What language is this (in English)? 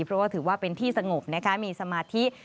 Thai